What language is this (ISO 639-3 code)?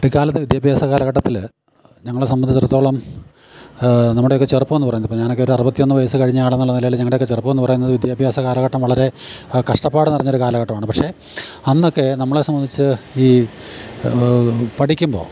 mal